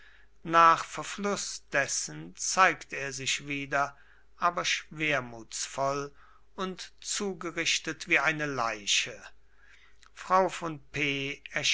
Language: German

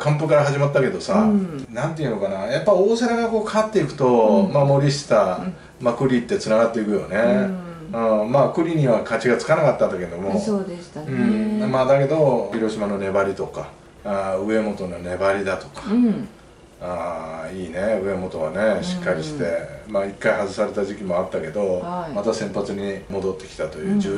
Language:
Japanese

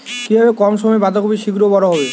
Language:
Bangla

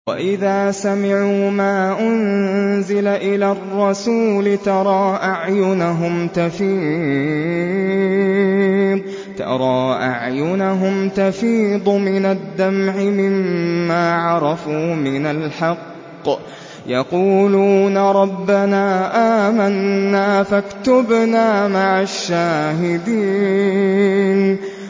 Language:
Arabic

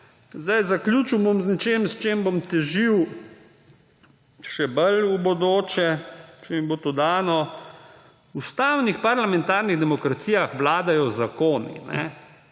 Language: Slovenian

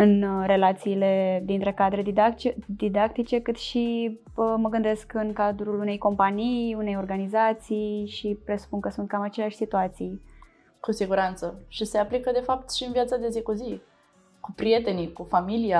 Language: Romanian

